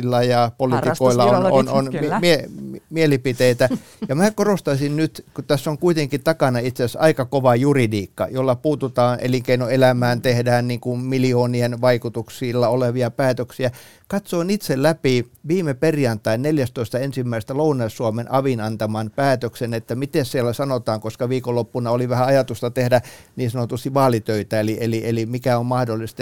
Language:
Finnish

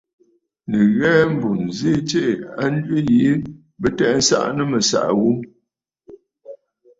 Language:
Bafut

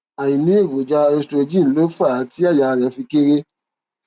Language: Yoruba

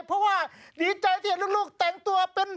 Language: Thai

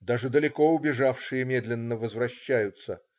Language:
Russian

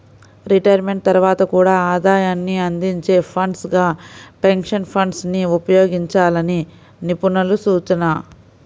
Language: Telugu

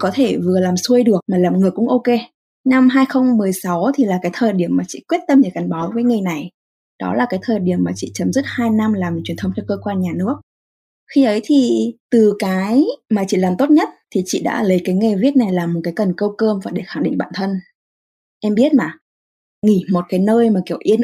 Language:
Vietnamese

